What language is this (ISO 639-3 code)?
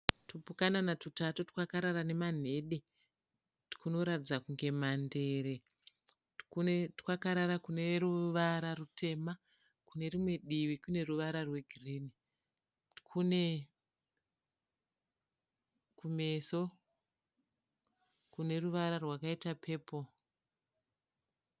sna